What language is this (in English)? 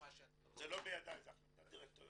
Hebrew